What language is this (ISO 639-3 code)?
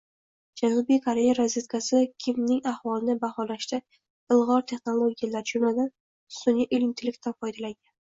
uzb